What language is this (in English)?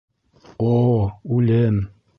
Bashkir